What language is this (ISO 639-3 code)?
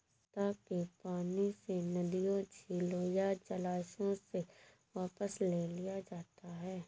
hin